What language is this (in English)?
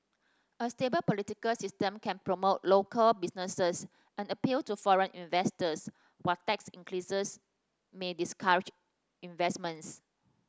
English